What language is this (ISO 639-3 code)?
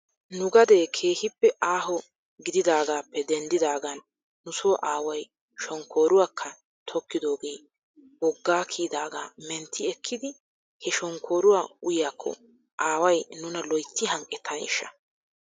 wal